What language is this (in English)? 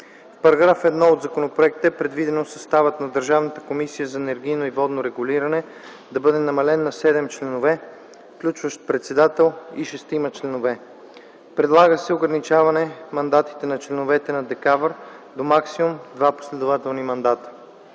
Bulgarian